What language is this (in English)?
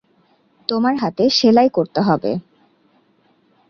Bangla